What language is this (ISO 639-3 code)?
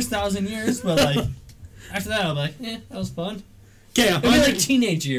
eng